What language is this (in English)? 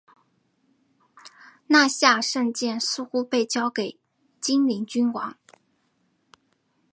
Chinese